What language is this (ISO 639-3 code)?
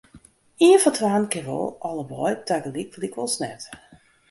fry